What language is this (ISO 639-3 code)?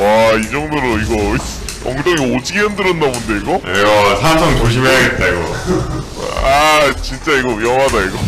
kor